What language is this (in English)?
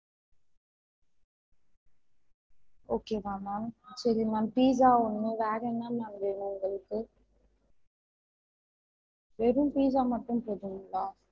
Tamil